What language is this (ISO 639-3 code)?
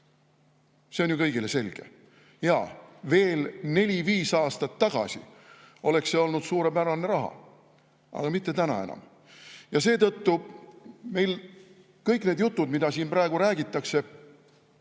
est